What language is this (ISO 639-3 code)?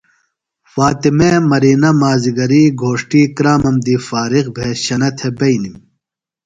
phl